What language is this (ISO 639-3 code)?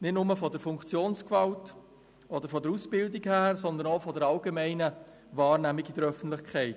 gsw